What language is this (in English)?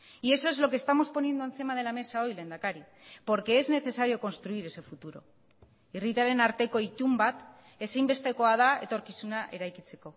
Spanish